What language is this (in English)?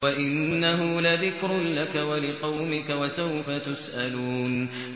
Arabic